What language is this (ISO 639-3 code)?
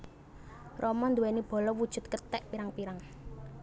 jav